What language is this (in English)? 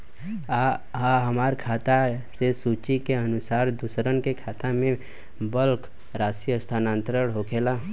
Bhojpuri